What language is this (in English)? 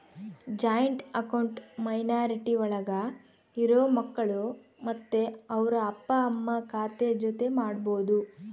Kannada